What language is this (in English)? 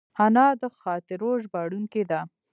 Pashto